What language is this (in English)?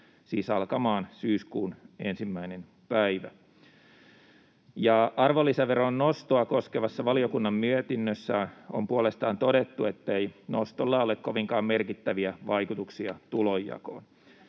Finnish